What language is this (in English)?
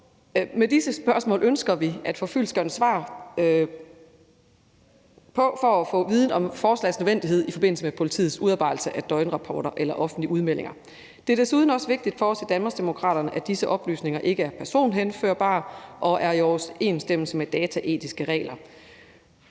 Danish